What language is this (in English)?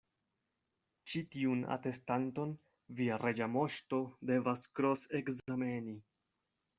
Esperanto